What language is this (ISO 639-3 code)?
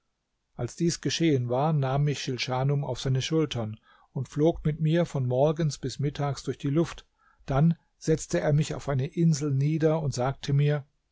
deu